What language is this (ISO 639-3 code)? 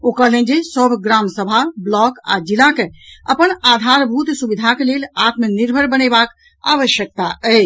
mai